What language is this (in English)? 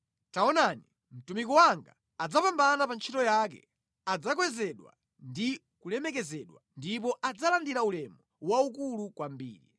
Nyanja